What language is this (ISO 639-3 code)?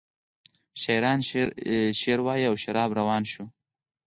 pus